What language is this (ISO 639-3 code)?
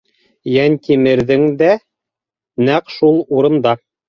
bak